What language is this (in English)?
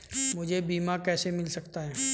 Hindi